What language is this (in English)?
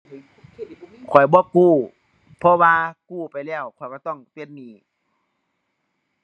Thai